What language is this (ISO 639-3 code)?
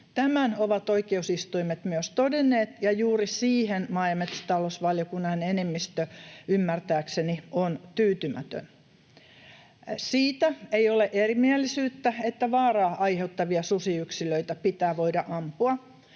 fin